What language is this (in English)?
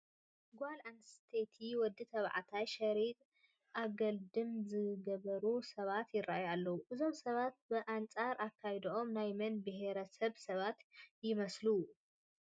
Tigrinya